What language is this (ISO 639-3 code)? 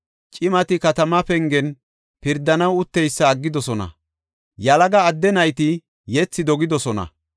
gof